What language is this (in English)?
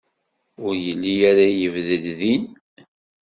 Kabyle